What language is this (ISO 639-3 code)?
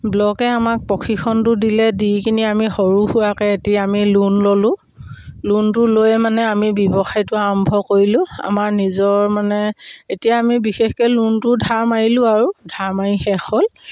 asm